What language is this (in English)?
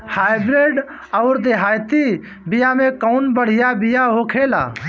Bhojpuri